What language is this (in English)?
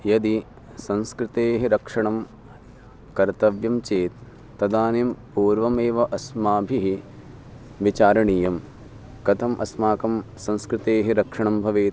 Sanskrit